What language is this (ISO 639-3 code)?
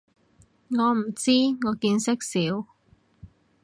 yue